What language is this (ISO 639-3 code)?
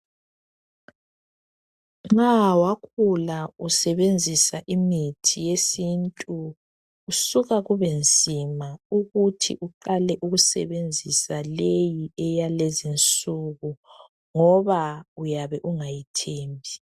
nde